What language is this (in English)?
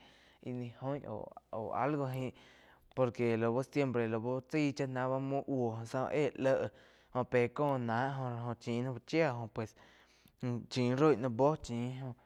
Quiotepec Chinantec